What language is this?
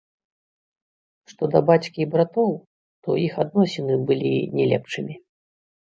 Belarusian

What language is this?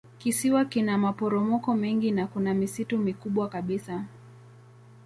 Swahili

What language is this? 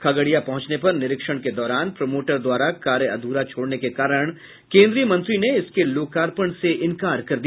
Hindi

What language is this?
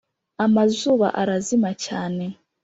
Kinyarwanda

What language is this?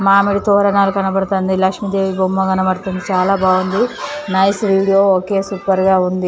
Telugu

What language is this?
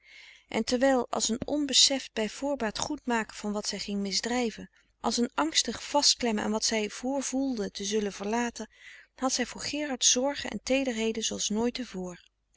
Dutch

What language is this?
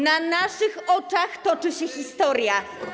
Polish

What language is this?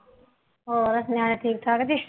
Punjabi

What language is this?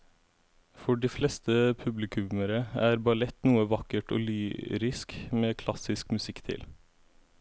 Norwegian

